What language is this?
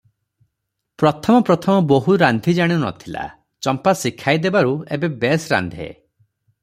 Odia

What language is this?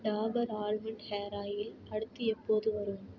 Tamil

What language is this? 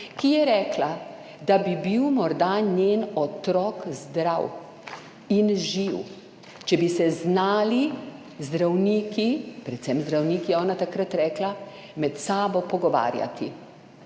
Slovenian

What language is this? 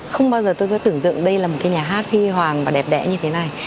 Vietnamese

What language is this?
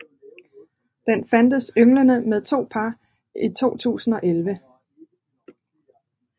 Danish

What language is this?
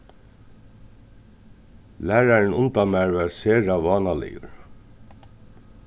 Faroese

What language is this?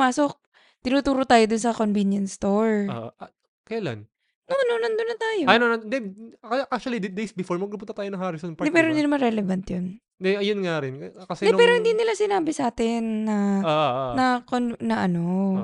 Filipino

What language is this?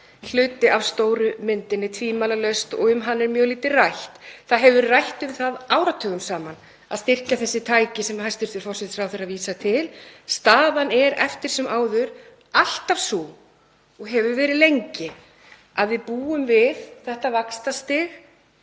Icelandic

